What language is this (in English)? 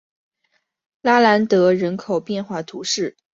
Chinese